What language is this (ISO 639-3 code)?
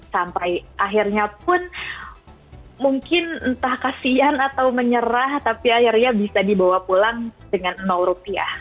ind